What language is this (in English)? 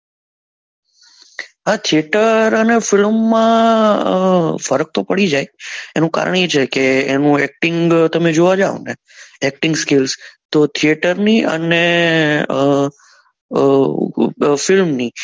Gujarati